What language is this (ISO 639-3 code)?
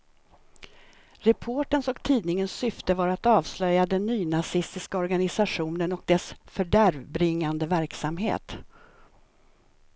swe